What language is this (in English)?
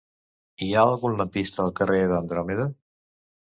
Catalan